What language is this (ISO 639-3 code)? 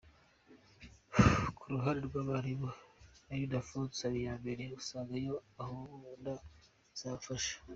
kin